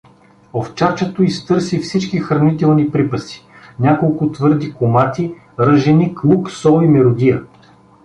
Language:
Bulgarian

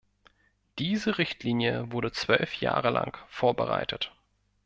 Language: German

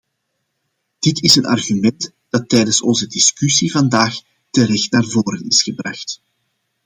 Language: Dutch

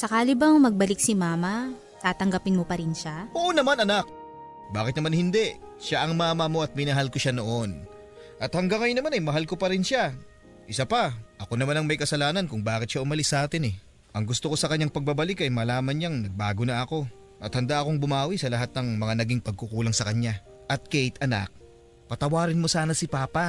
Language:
Filipino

